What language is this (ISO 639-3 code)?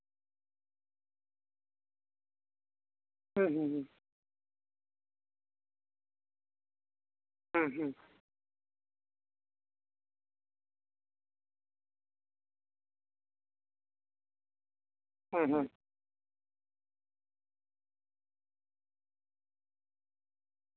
sat